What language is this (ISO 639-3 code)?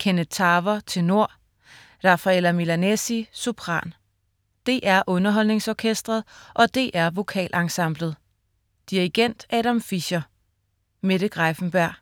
dan